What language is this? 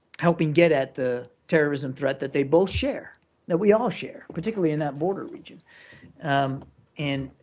English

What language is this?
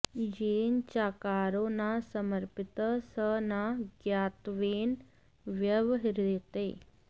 Sanskrit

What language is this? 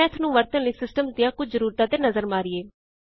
Punjabi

